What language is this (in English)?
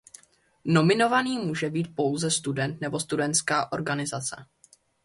Czech